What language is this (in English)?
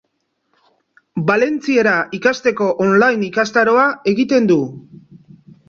Basque